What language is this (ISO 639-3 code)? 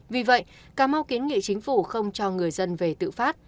vie